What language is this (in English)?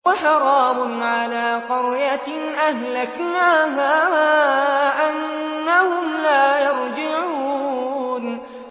Arabic